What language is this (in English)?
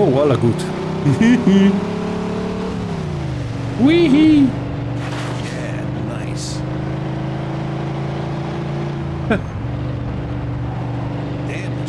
Hungarian